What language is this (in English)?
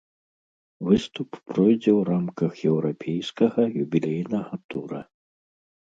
Belarusian